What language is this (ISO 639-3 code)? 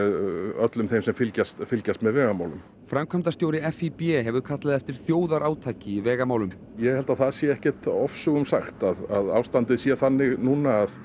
isl